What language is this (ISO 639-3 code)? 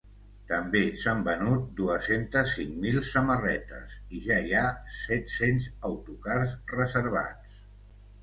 cat